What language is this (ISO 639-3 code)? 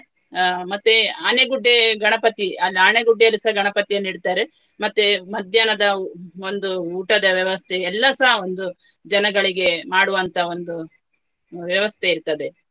kan